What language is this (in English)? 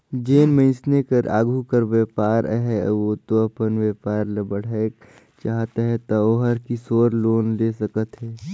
Chhattisgarhi